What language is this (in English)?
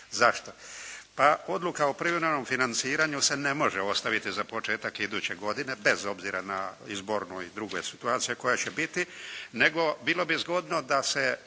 Croatian